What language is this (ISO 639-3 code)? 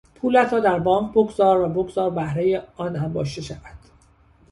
fas